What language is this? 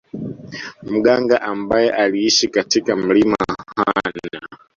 Swahili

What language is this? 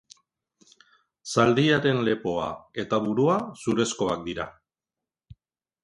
Basque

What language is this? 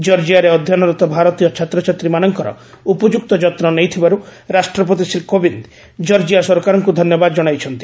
Odia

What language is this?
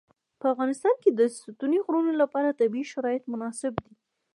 Pashto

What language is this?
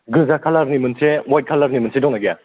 Bodo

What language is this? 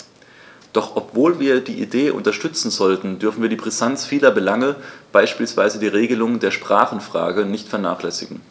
German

